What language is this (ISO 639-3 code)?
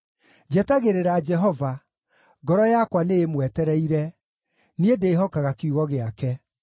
kik